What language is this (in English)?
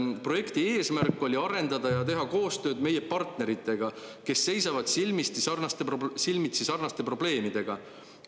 Estonian